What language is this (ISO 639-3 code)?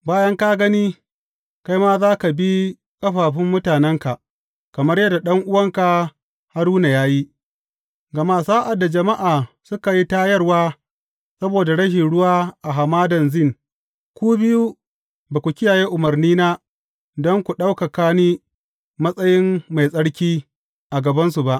hau